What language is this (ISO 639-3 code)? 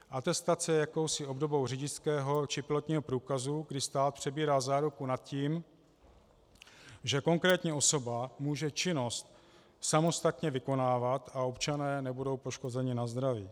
ces